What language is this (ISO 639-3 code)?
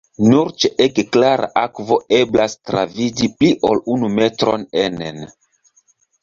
epo